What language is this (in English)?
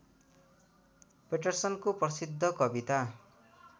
Nepali